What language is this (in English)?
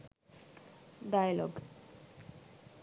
Sinhala